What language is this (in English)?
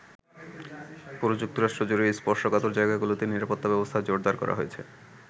Bangla